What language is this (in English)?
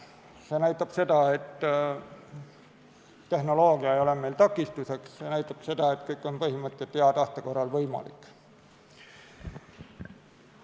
Estonian